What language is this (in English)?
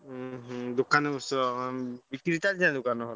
Odia